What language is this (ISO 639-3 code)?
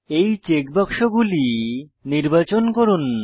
ben